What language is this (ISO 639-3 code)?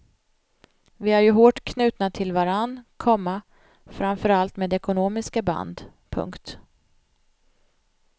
swe